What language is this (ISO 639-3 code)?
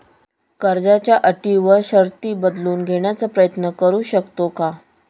mar